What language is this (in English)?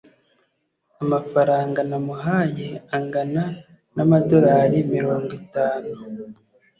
Kinyarwanda